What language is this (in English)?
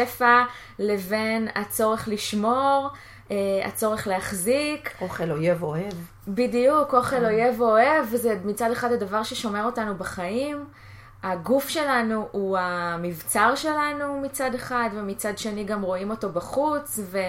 Hebrew